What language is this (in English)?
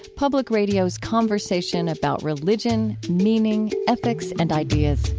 English